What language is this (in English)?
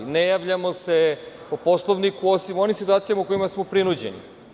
Serbian